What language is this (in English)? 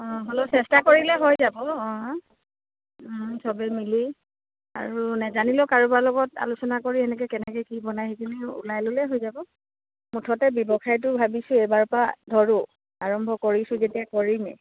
Assamese